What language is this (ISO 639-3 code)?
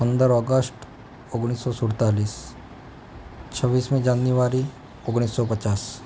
guj